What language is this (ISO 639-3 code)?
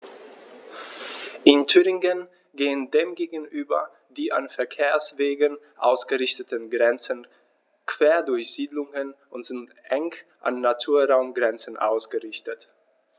deu